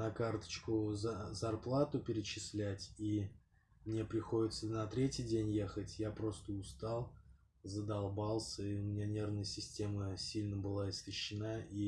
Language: Russian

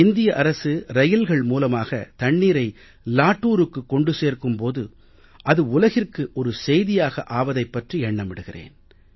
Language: Tamil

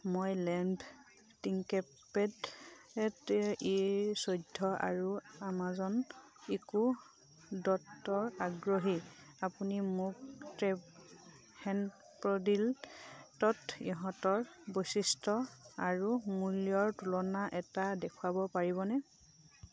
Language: Assamese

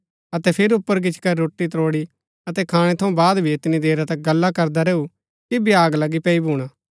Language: Gaddi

